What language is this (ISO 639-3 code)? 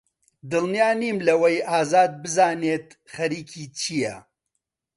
ckb